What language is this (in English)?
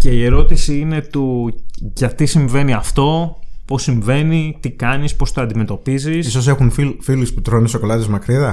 Greek